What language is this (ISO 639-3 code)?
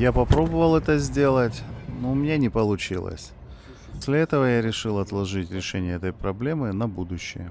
rus